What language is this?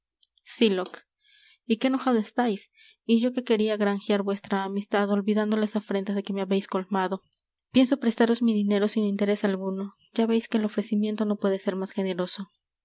Spanish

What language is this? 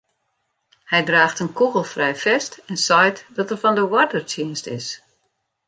Western Frisian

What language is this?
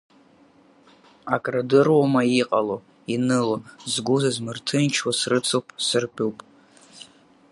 Abkhazian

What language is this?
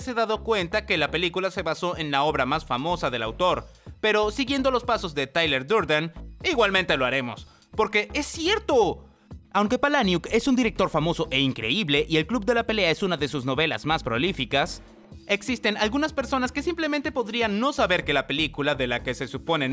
Spanish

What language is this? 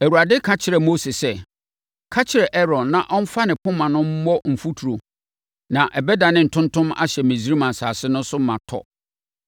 Akan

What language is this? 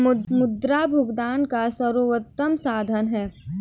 Hindi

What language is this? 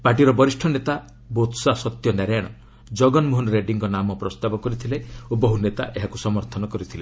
Odia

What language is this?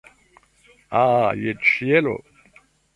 Esperanto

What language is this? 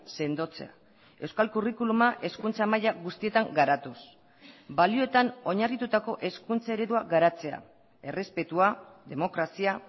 Basque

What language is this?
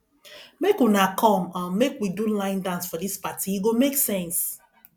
Nigerian Pidgin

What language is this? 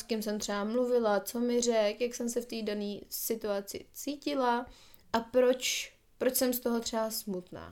Czech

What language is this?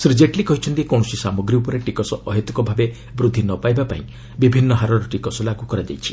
Odia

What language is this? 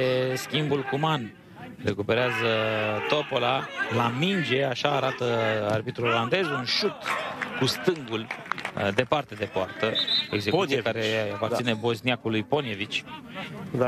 Romanian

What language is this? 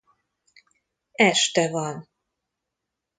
Hungarian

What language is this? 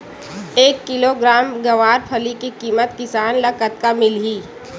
Chhattisgarhi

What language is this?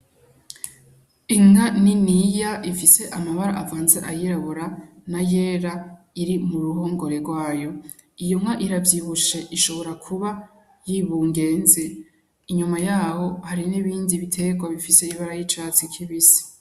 Rundi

